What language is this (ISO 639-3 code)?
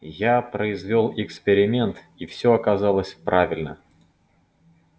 rus